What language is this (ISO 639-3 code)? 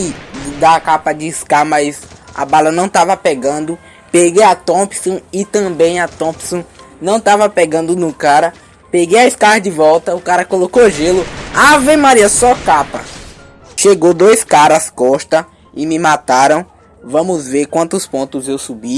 por